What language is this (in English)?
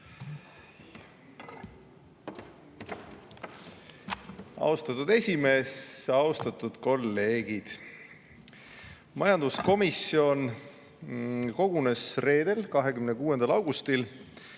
Estonian